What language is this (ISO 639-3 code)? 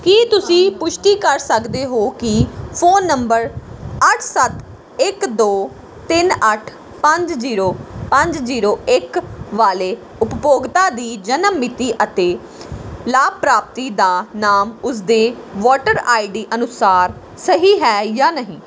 pan